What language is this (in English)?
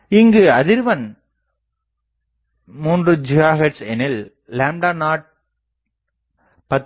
Tamil